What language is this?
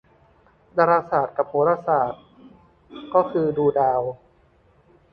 Thai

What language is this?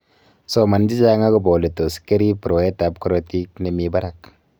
Kalenjin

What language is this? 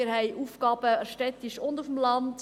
Swiss German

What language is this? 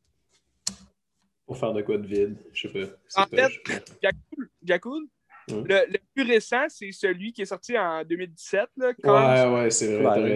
French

